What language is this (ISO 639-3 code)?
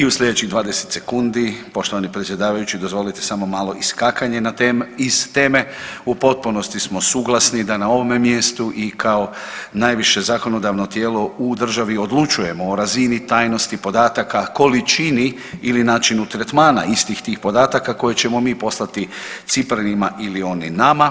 hrv